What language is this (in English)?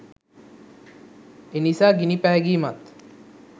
Sinhala